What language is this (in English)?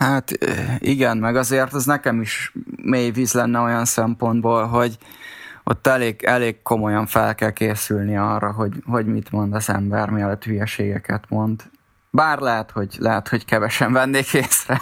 Hungarian